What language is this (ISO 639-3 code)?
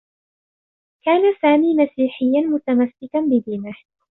ara